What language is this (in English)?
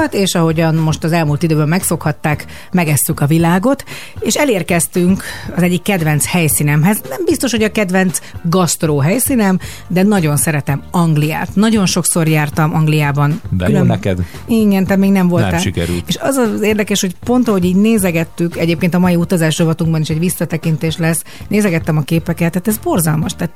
Hungarian